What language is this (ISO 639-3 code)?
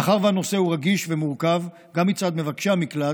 heb